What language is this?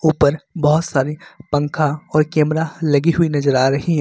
Hindi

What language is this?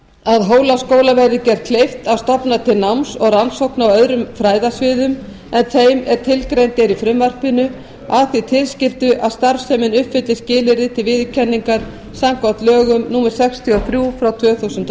Icelandic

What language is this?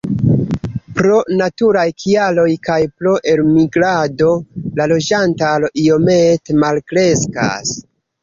Esperanto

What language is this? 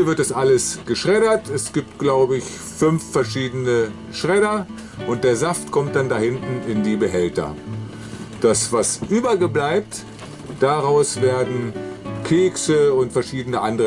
German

